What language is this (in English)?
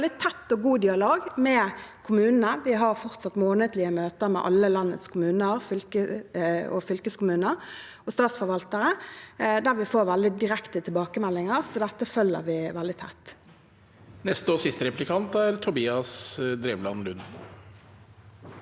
Norwegian